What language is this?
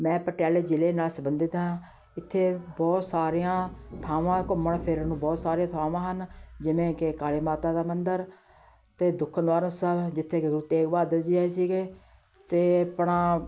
Punjabi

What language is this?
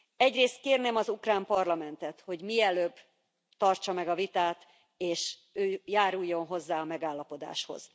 Hungarian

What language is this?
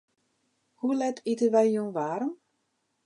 Western Frisian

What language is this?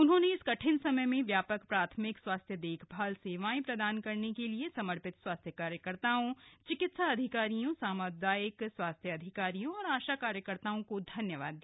Hindi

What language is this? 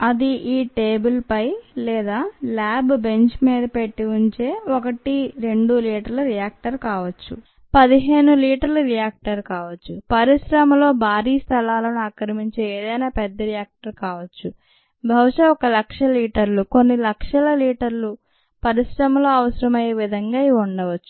Telugu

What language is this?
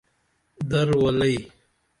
Dameli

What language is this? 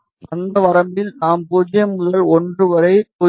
Tamil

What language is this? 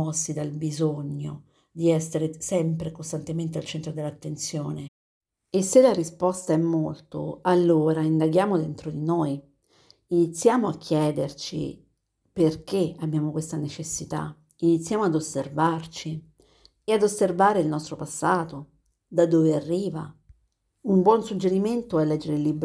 Italian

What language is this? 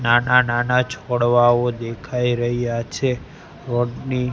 Gujarati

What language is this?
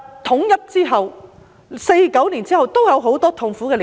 Cantonese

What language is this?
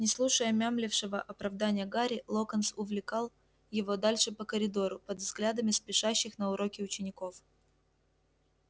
Russian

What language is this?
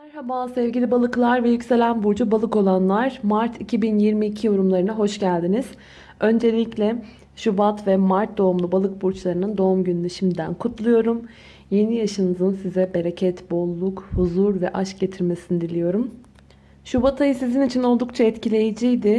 Turkish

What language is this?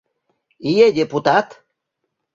Mari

